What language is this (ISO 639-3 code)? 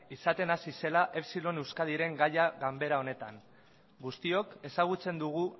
eus